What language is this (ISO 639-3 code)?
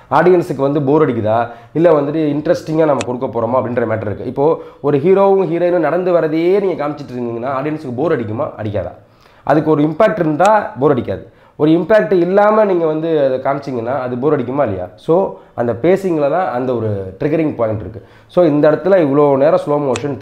ron